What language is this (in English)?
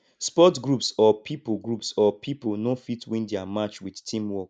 Nigerian Pidgin